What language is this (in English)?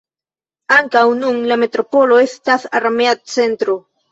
Esperanto